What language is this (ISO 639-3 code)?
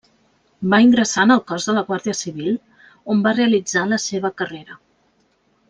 cat